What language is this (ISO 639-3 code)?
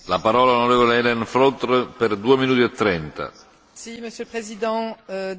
fra